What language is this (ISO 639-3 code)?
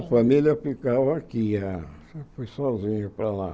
por